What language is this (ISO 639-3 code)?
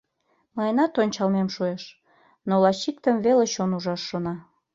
chm